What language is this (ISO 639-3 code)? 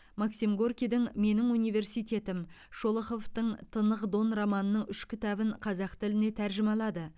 kaz